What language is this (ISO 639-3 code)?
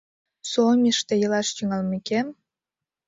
chm